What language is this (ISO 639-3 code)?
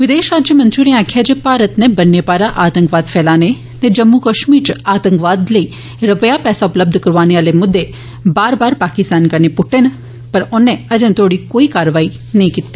doi